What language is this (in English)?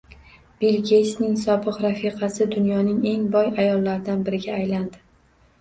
Uzbek